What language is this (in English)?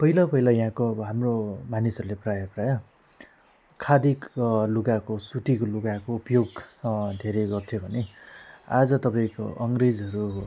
Nepali